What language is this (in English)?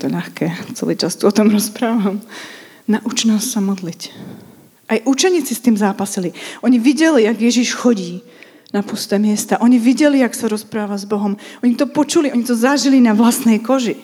Czech